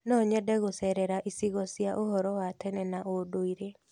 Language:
Kikuyu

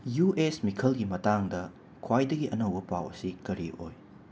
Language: Manipuri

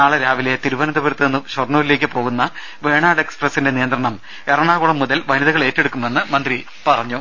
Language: Malayalam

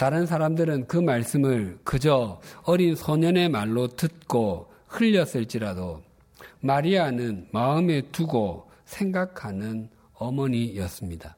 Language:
Korean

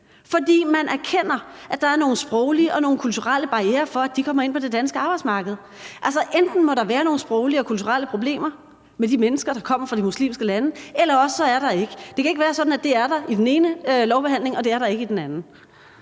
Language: Danish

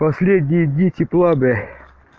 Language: Russian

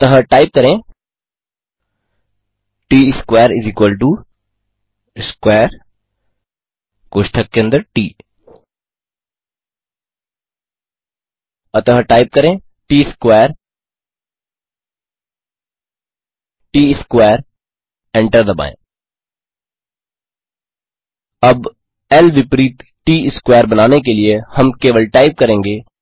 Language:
Hindi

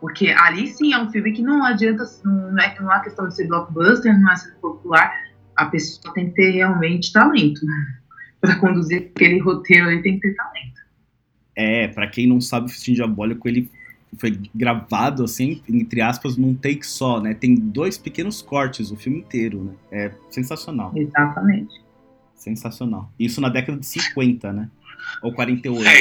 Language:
Portuguese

